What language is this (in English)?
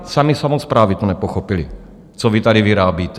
Czech